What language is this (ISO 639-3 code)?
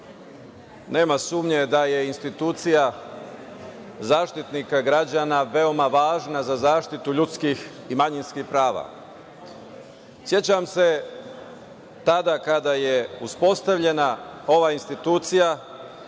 srp